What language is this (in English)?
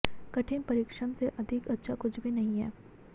Hindi